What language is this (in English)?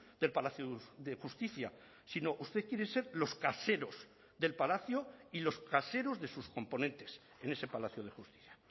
Spanish